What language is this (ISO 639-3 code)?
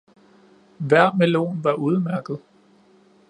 dan